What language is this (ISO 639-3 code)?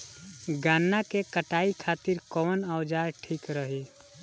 bho